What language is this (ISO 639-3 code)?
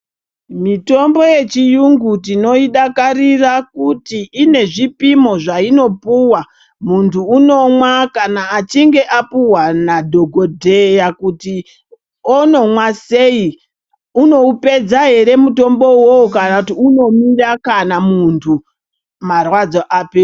ndc